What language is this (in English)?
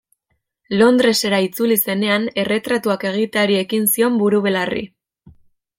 Basque